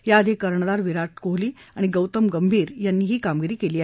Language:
Marathi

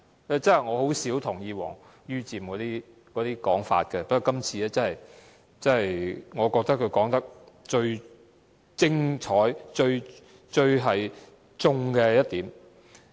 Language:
Cantonese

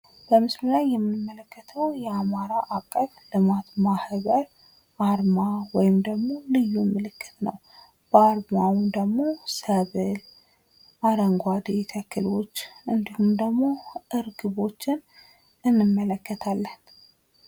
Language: Amharic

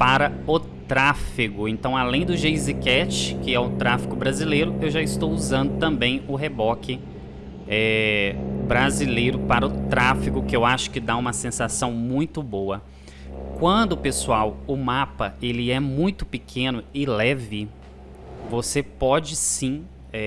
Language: Portuguese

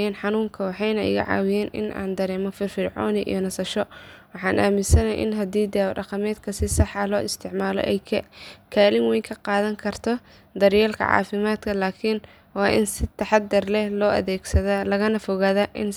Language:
Somali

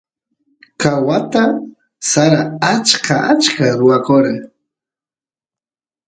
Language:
Santiago del Estero Quichua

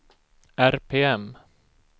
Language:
Swedish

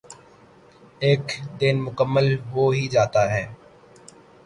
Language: Urdu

